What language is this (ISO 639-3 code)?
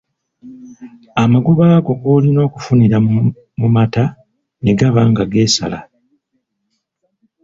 lug